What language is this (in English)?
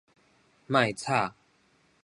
Min Nan Chinese